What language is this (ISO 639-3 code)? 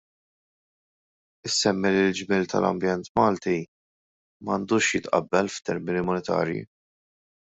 mlt